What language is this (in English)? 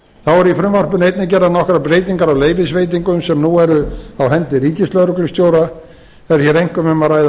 Icelandic